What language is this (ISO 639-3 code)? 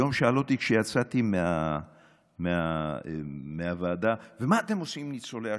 heb